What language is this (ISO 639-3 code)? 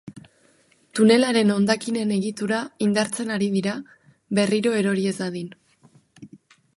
eus